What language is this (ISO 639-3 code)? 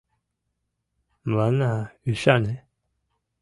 chm